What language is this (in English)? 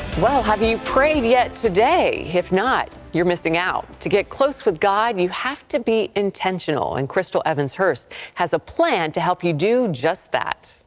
English